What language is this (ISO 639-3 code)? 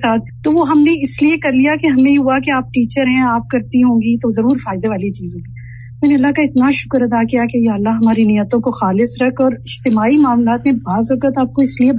urd